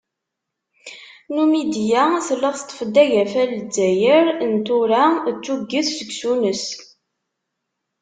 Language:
Kabyle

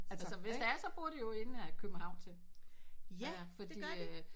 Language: Danish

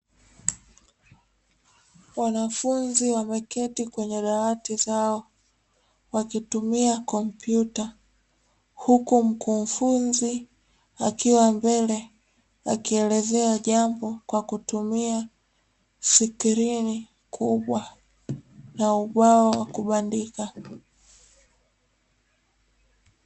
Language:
Swahili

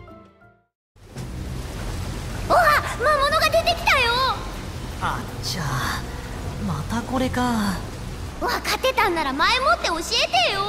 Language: Japanese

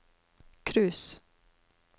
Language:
Norwegian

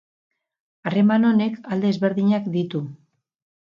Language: Basque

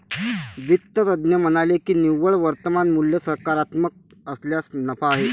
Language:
Marathi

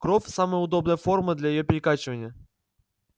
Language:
Russian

